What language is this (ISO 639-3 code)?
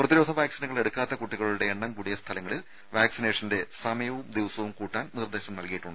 mal